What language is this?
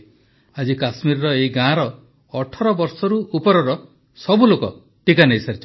Odia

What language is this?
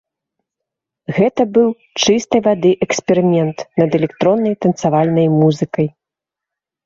Belarusian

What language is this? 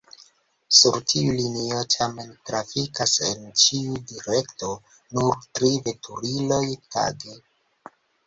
Esperanto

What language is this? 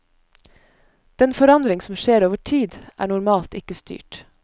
Norwegian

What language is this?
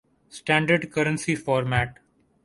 Urdu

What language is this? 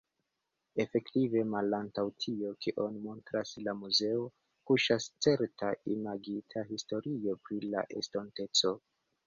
Esperanto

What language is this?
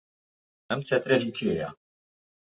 Central Kurdish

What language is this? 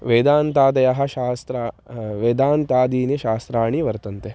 Sanskrit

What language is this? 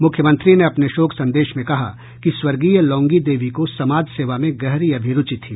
Hindi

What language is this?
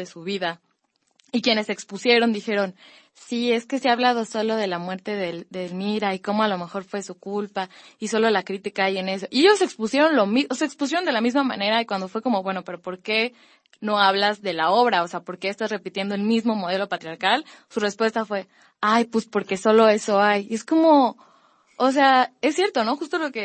Spanish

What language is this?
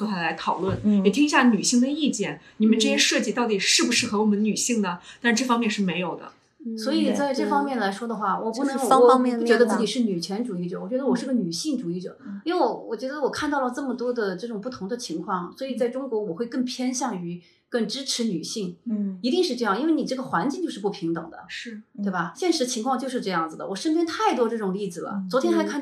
Chinese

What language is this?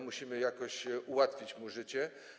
Polish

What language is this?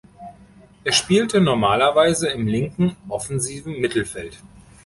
German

